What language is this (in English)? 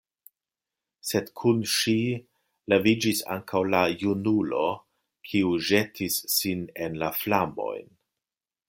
Esperanto